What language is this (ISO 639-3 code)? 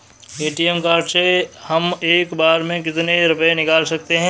hin